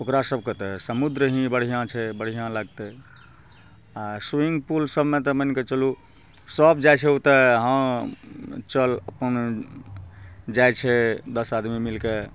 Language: Maithili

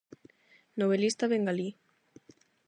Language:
Galician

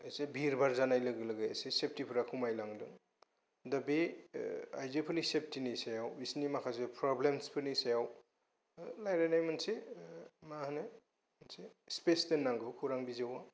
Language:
Bodo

